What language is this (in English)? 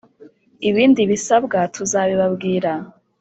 Kinyarwanda